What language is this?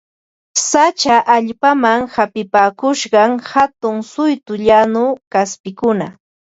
Ambo-Pasco Quechua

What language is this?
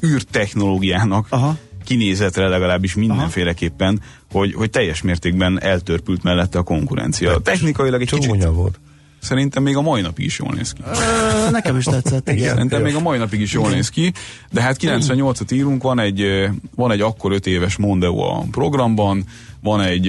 Hungarian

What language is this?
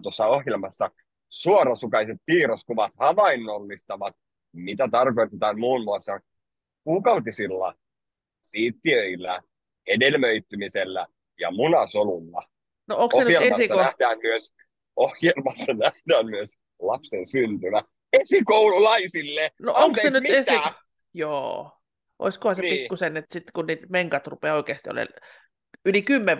Finnish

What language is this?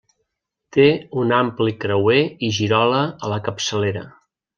Catalan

